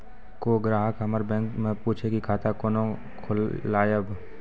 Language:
Maithili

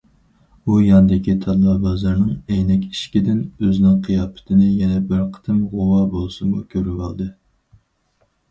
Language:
Uyghur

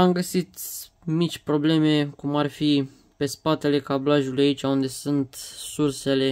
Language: Romanian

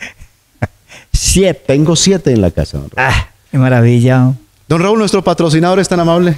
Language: Spanish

